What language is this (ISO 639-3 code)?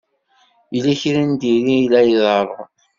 kab